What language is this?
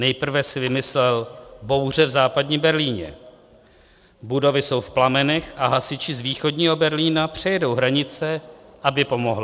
Czech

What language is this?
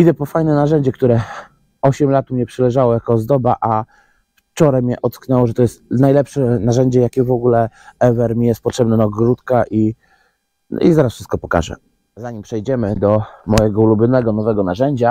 Polish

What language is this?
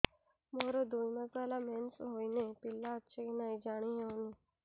Odia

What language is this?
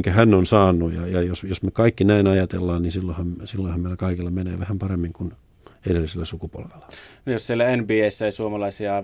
Finnish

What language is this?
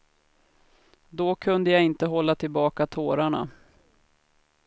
Swedish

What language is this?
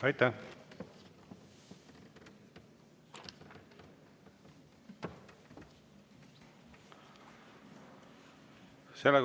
Estonian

